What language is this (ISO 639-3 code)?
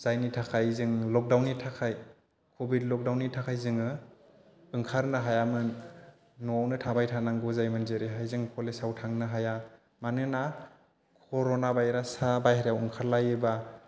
brx